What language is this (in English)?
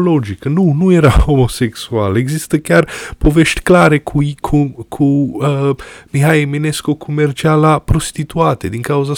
Romanian